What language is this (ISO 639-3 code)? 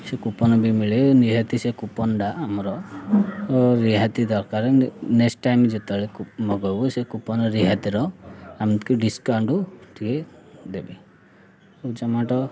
ori